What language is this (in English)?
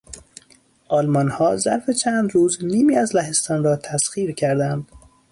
Persian